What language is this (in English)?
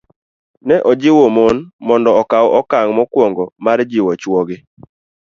Luo (Kenya and Tanzania)